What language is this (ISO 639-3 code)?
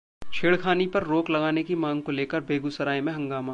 hin